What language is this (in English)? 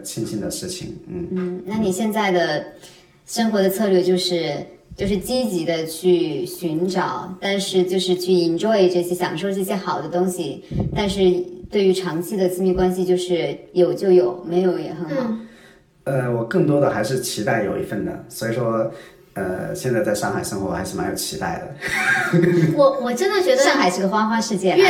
Chinese